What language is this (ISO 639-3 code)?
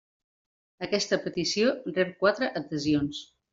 cat